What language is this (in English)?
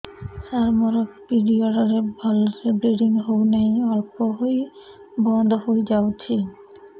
Odia